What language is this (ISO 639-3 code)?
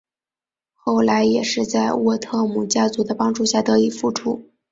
zho